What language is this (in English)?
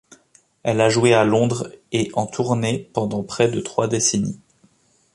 French